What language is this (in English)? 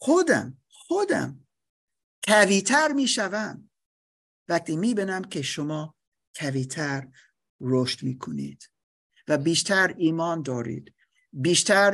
Persian